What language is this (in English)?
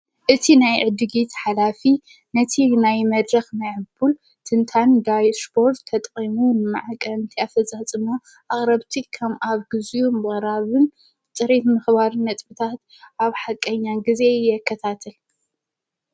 Tigrinya